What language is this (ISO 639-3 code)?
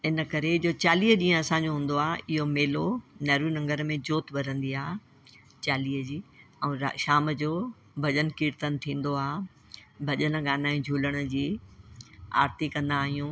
snd